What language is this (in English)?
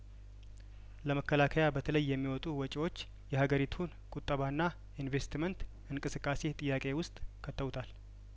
Amharic